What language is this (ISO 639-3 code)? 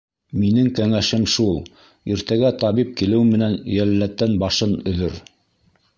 bak